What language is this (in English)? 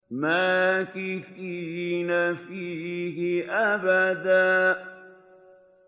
Arabic